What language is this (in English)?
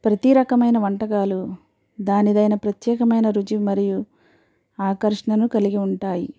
Telugu